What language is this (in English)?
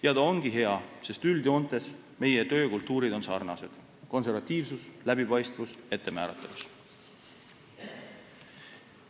Estonian